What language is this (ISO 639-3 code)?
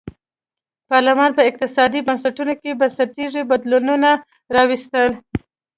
pus